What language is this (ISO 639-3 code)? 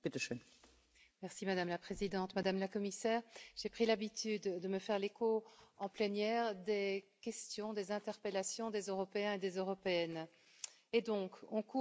fra